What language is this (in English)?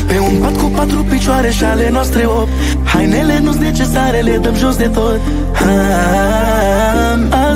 Romanian